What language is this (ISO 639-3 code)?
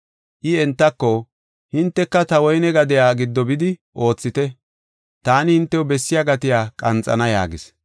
gof